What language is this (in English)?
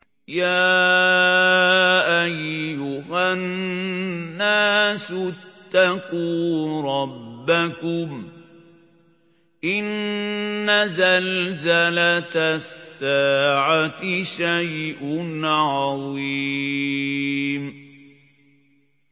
Arabic